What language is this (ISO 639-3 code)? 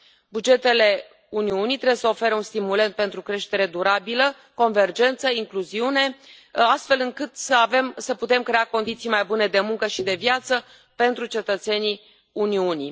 ron